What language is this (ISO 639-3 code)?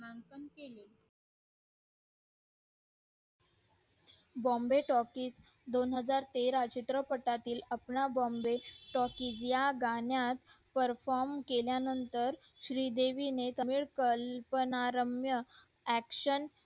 mar